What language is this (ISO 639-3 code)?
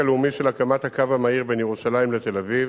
heb